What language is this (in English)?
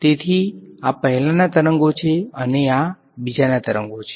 Gujarati